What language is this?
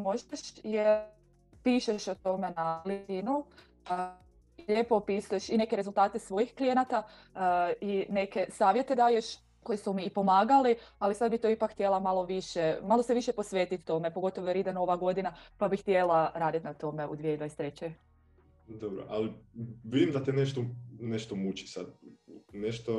Croatian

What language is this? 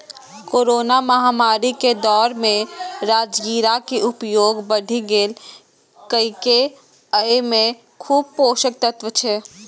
Maithili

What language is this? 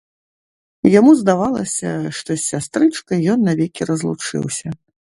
Belarusian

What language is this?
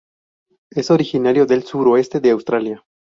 Spanish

